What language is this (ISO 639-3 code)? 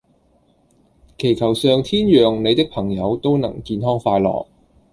yue